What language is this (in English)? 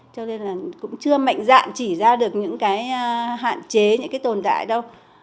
Vietnamese